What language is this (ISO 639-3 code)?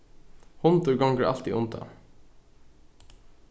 fao